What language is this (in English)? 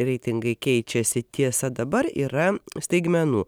Lithuanian